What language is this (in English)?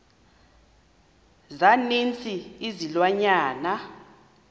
Xhosa